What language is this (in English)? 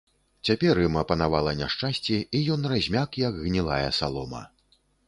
Belarusian